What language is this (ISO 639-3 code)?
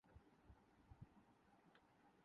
urd